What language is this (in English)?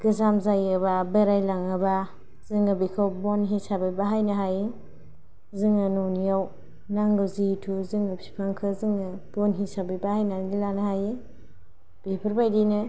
Bodo